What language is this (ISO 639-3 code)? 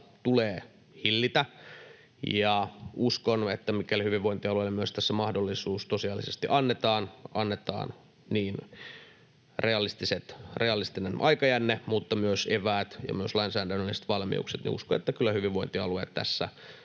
fin